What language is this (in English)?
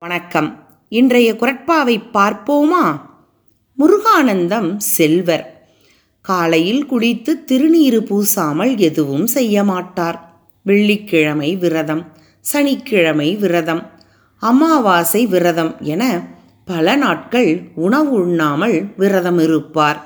Tamil